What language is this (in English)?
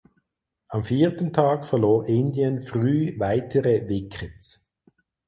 German